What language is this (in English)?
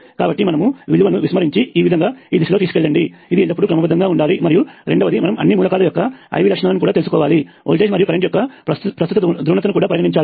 Telugu